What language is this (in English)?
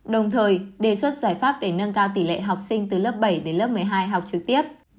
Vietnamese